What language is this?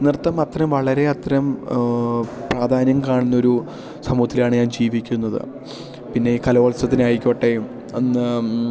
Malayalam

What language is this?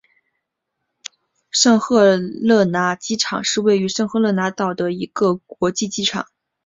Chinese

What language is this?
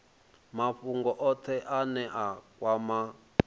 Venda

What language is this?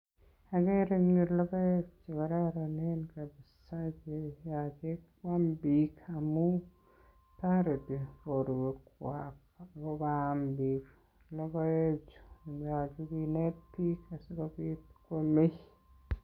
Kalenjin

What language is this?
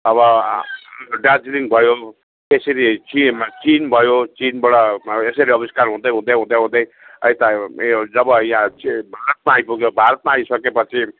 Nepali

